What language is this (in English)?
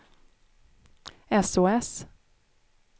Swedish